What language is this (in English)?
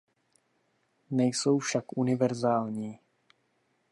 Czech